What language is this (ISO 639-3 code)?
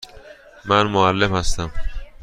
fas